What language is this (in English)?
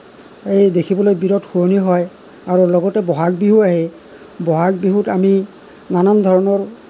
Assamese